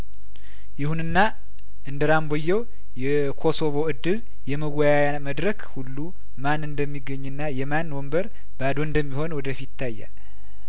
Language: Amharic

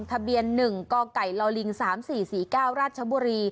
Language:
Thai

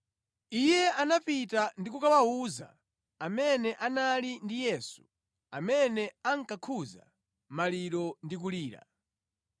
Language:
Nyanja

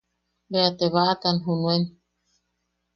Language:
Yaqui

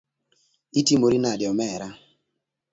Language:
Luo (Kenya and Tanzania)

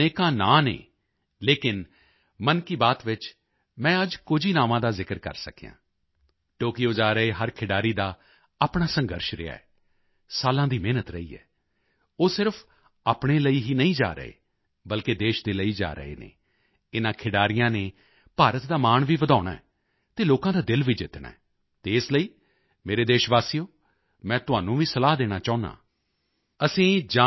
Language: Punjabi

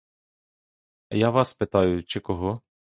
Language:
Ukrainian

